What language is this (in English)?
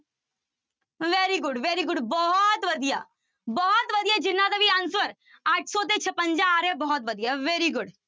Punjabi